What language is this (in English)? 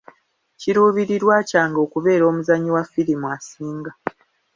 Ganda